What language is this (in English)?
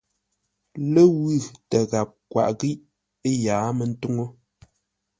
Ngombale